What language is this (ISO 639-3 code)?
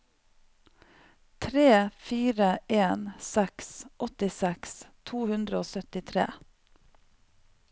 nor